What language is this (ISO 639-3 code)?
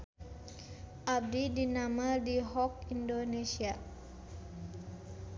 sun